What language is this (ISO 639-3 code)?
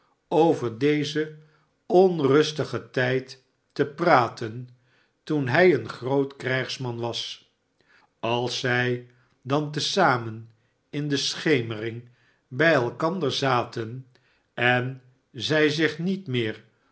nld